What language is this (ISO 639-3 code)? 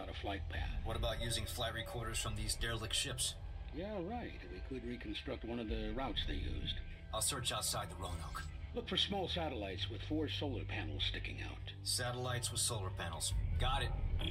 pol